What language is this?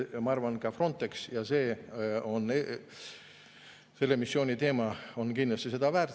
Estonian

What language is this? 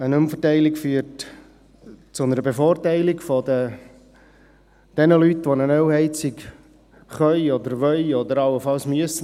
Swiss German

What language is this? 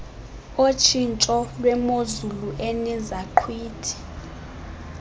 Xhosa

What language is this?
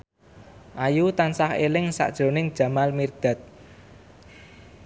Javanese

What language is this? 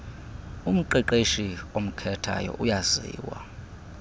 Xhosa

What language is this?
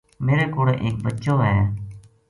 Gujari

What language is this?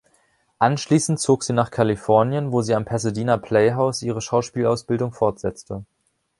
German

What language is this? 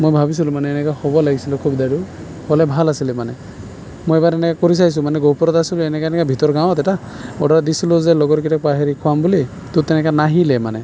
Assamese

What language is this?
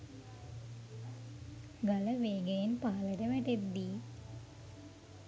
Sinhala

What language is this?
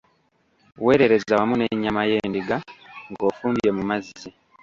Ganda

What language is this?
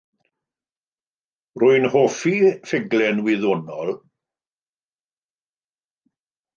Welsh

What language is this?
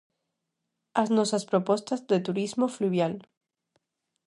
Galician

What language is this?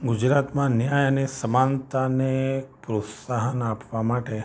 Gujarati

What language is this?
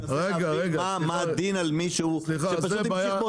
Hebrew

